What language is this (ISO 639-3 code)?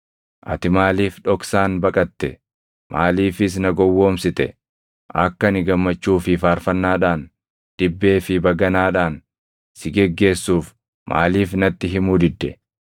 orm